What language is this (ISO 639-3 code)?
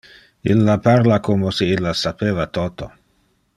ina